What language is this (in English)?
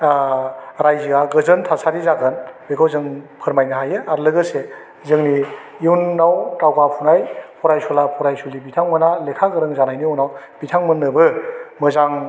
Bodo